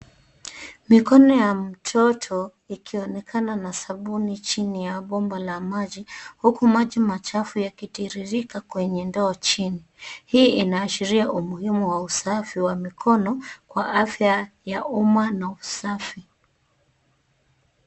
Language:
Swahili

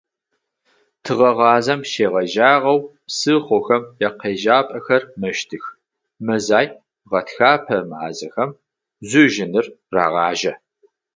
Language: Adyghe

